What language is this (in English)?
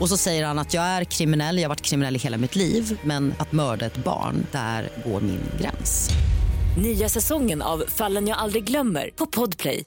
Swedish